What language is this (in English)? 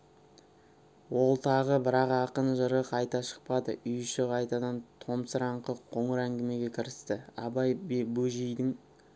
Kazakh